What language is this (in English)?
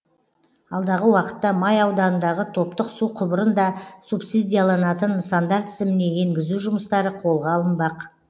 Kazakh